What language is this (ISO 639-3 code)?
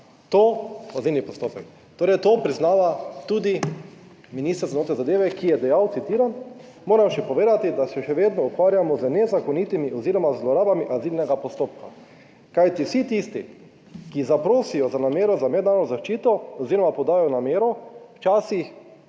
slv